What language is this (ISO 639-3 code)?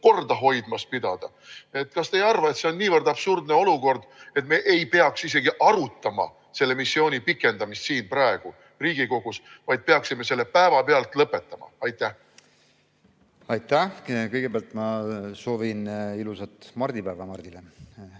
est